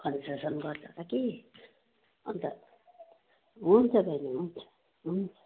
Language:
Nepali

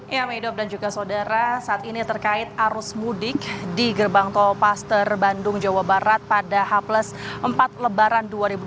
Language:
Indonesian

